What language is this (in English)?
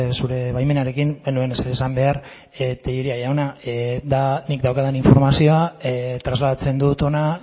Basque